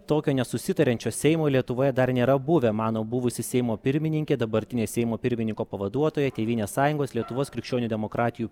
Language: Lithuanian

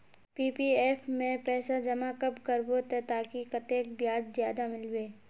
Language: Magahi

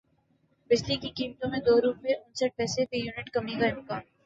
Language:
Urdu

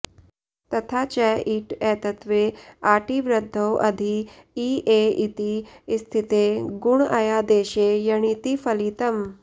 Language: Sanskrit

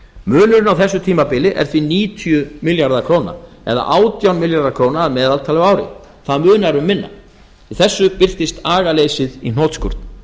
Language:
Icelandic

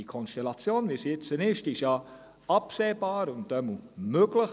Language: Swiss German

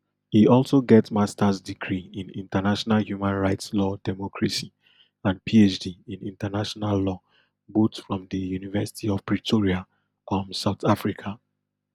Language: Nigerian Pidgin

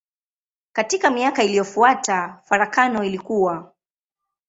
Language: Swahili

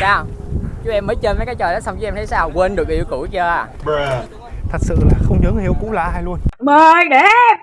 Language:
Vietnamese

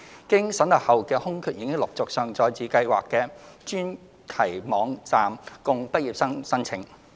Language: Cantonese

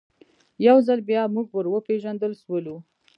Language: Pashto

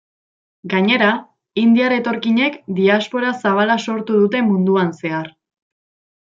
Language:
Basque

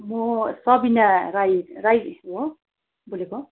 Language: Nepali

